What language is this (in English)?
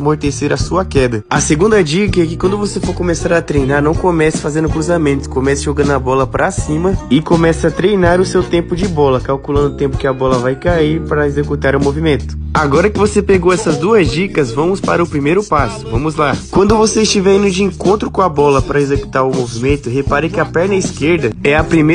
Portuguese